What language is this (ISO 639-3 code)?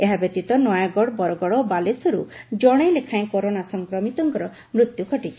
ori